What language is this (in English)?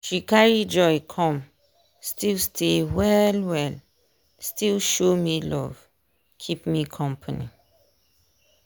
Nigerian Pidgin